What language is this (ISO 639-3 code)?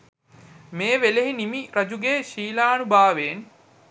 sin